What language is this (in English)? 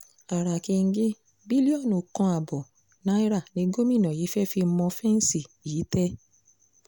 Yoruba